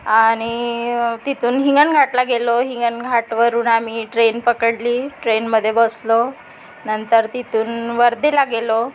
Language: Marathi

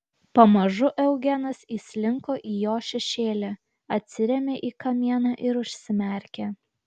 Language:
Lithuanian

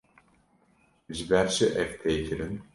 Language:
Kurdish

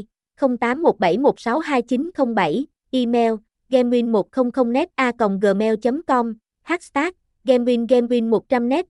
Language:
Vietnamese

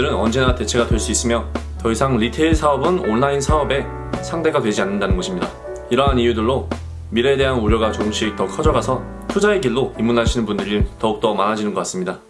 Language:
Korean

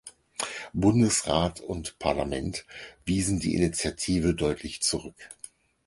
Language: German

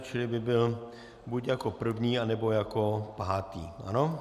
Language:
Czech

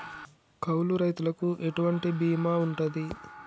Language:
Telugu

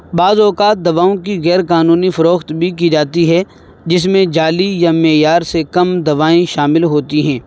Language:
Urdu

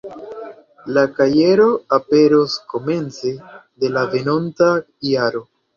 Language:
Esperanto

